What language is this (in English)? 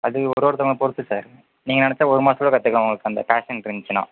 Tamil